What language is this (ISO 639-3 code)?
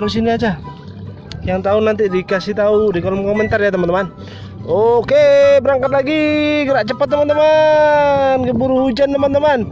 ind